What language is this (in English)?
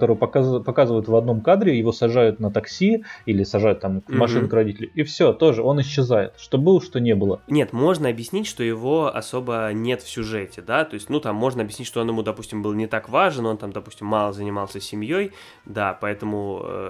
Russian